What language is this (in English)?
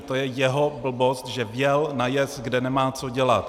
Czech